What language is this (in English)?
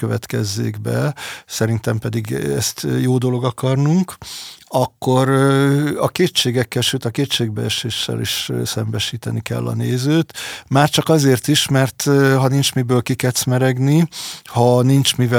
Hungarian